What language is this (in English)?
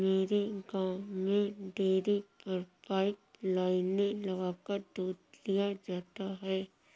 Hindi